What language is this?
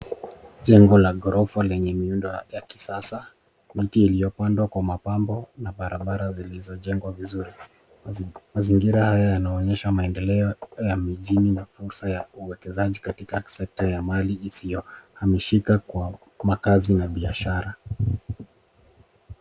Swahili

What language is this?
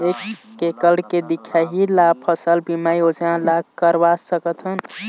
Chhattisgarhi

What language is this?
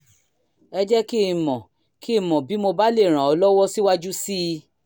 Yoruba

